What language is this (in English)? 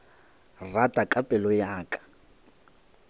Northern Sotho